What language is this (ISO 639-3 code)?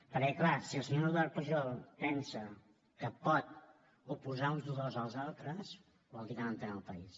cat